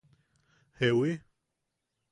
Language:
Yaqui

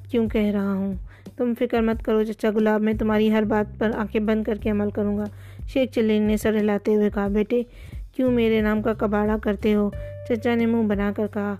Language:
Urdu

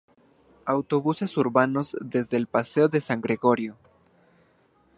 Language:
Spanish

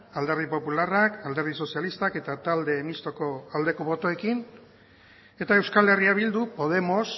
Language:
Basque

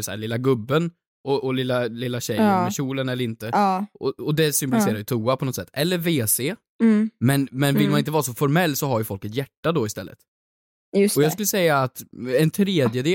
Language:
Swedish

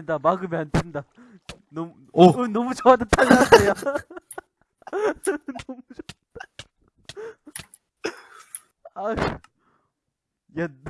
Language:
Korean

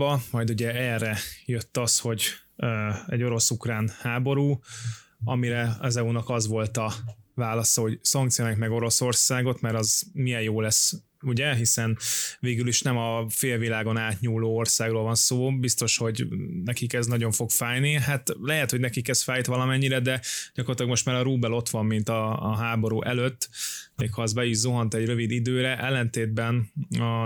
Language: Hungarian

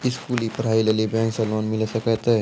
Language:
Maithili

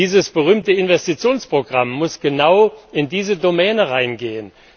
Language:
German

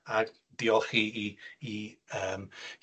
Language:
Welsh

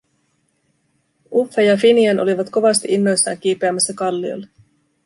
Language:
Finnish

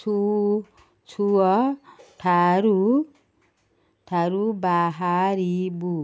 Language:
Odia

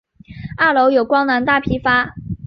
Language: Chinese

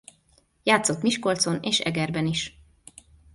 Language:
Hungarian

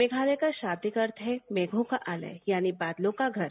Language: Hindi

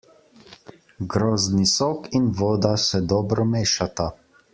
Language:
Slovenian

